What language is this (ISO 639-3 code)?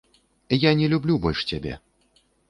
bel